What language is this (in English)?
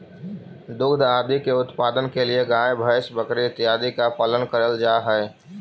Magahi